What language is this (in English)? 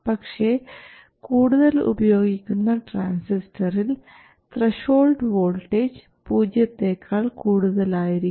Malayalam